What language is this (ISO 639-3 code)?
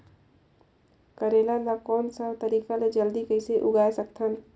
hne